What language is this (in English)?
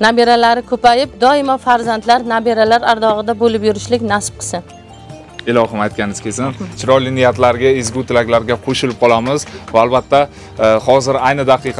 Turkish